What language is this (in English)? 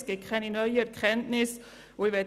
Swiss German